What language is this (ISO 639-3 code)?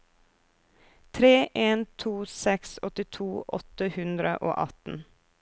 nor